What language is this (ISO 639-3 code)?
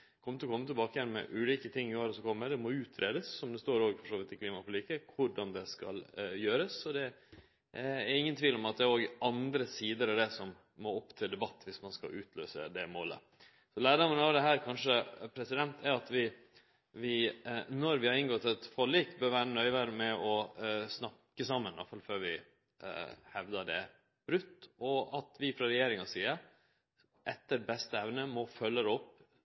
nno